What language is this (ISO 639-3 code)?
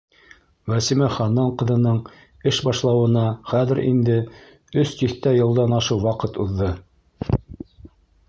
bak